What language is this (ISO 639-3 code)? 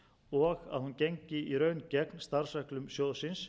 isl